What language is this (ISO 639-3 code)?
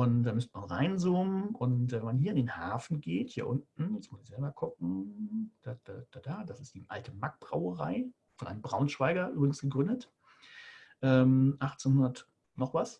deu